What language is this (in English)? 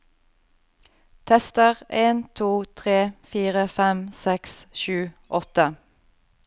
Norwegian